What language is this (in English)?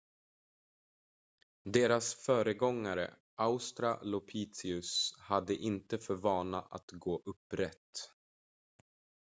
Swedish